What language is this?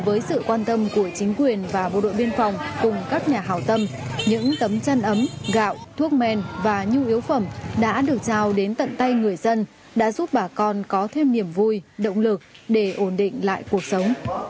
Vietnamese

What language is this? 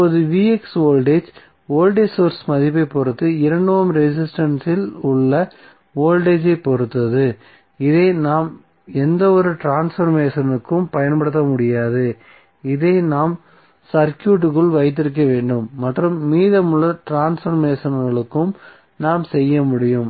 Tamil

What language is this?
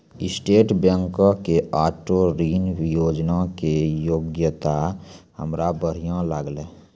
Maithili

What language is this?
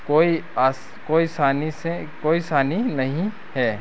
Hindi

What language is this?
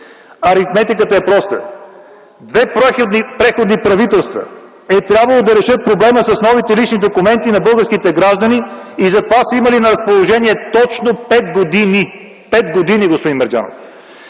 Bulgarian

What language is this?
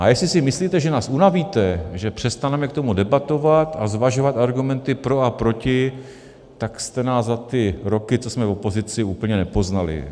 Czech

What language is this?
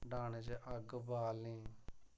Dogri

